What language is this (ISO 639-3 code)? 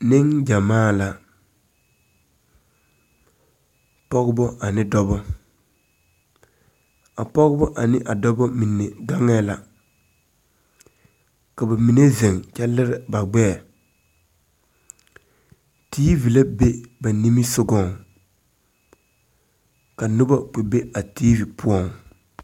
dga